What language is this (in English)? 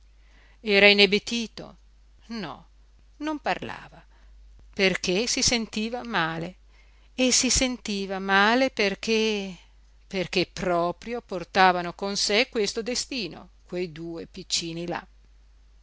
Italian